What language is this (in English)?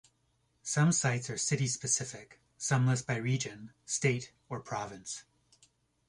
English